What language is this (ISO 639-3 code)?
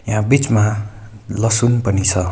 nep